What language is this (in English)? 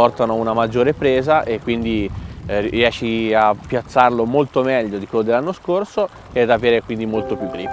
Italian